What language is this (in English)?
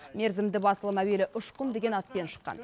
Kazakh